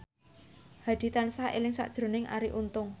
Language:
Javanese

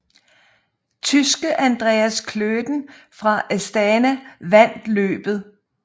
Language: Danish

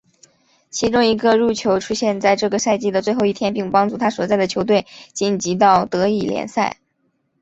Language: Chinese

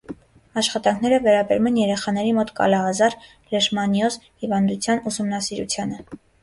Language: Armenian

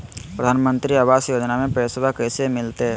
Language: Magahi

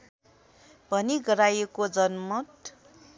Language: Nepali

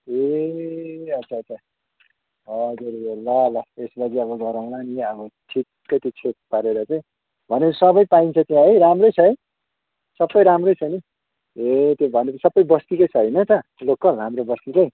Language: Nepali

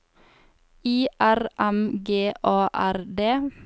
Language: Norwegian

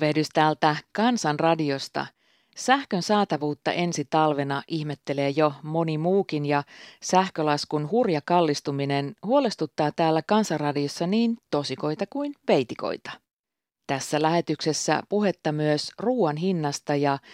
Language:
Finnish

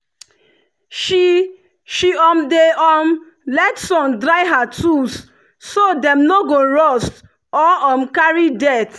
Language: Nigerian Pidgin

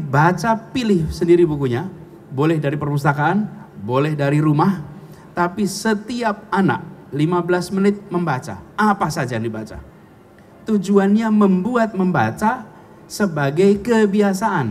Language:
Indonesian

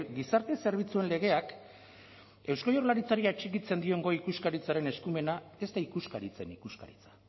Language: Basque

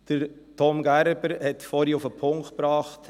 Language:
Swiss German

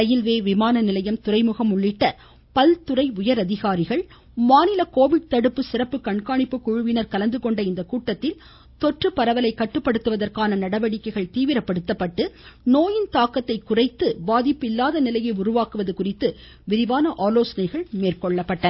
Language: Tamil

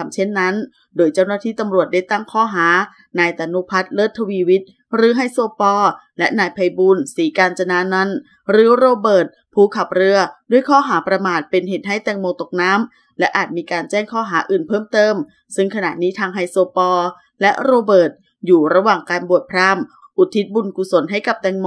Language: Thai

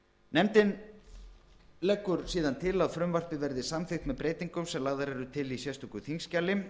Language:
Icelandic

